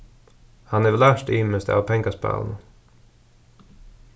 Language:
Faroese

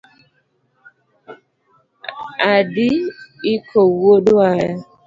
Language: Luo (Kenya and Tanzania)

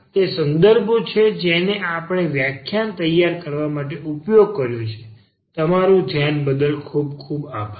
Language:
Gujarati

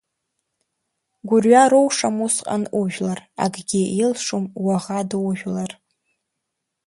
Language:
Abkhazian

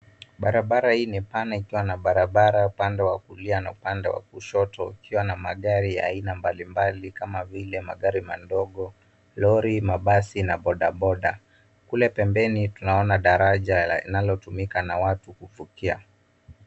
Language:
Swahili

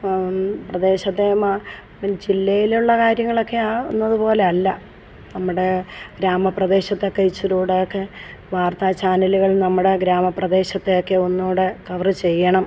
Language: Malayalam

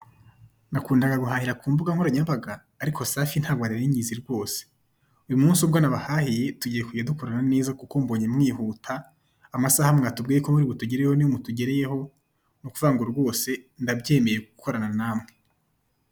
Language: Kinyarwanda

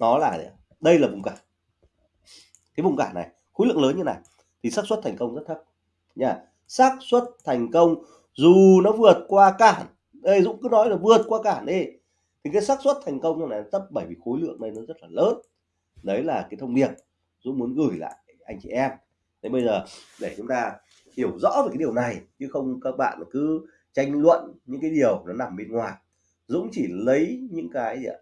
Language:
Vietnamese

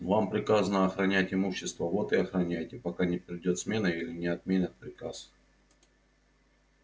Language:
Russian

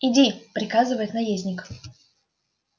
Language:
Russian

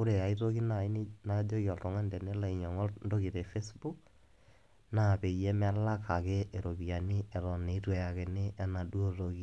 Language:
Masai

